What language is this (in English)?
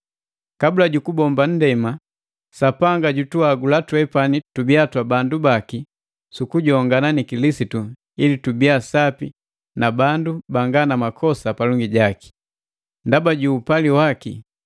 Matengo